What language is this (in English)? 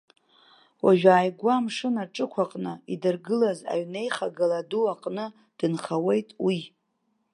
Abkhazian